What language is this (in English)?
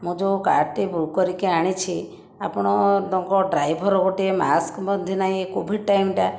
Odia